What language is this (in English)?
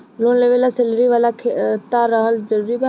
Bhojpuri